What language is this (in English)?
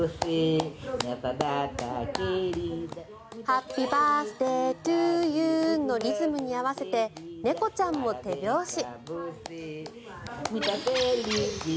Japanese